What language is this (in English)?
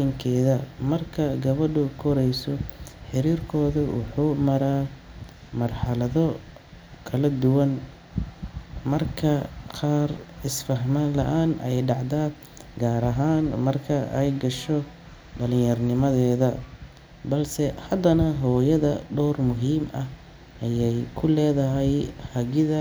Somali